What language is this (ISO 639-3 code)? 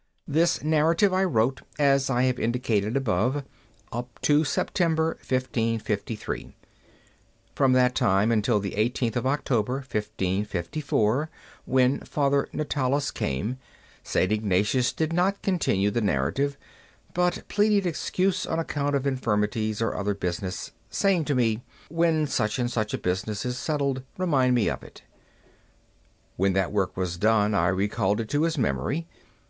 eng